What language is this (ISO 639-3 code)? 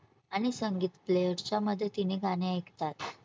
mar